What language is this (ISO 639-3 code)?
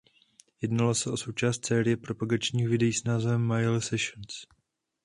ces